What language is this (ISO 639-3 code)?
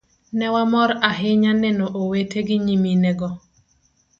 luo